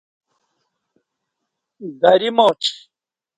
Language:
Kati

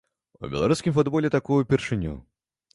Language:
Belarusian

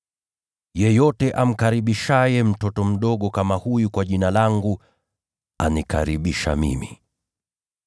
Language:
Swahili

